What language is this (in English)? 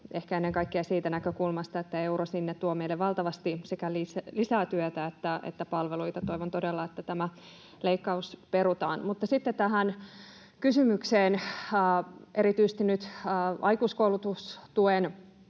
Finnish